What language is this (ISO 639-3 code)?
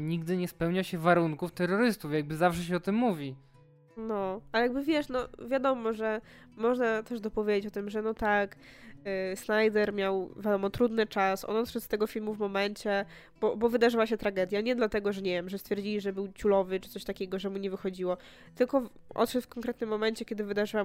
pol